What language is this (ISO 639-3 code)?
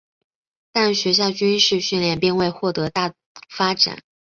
zho